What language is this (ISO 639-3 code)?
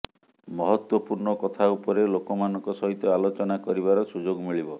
ori